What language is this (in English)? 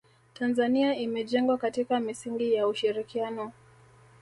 Swahili